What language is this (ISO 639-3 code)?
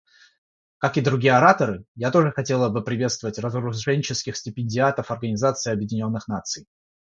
rus